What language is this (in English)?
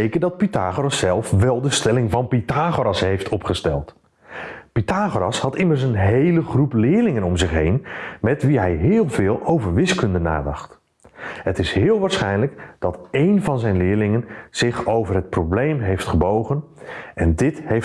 Dutch